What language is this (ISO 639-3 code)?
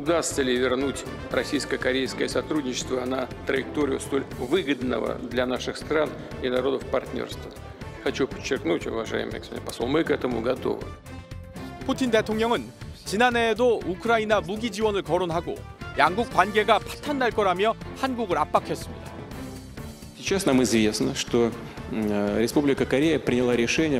kor